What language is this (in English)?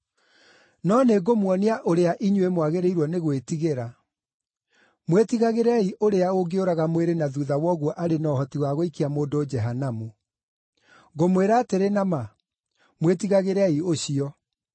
Kikuyu